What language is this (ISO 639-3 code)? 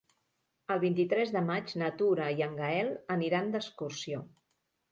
cat